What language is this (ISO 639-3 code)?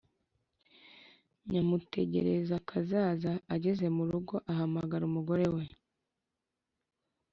kin